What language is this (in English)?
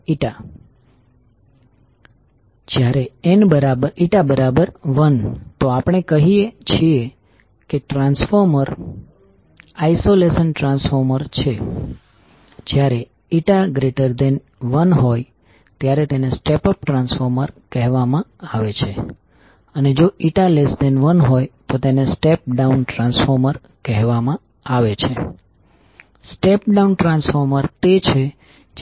Gujarati